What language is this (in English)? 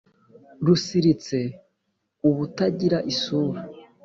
Kinyarwanda